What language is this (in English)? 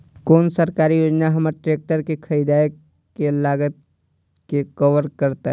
Maithili